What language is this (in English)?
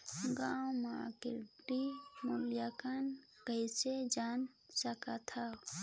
Chhattisgarhi